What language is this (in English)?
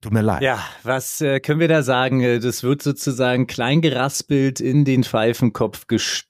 German